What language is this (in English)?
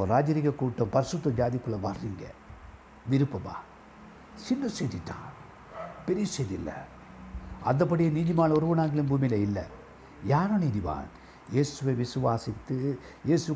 Tamil